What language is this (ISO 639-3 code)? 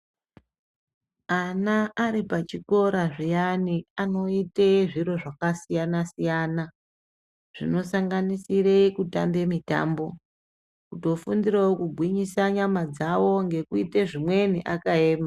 ndc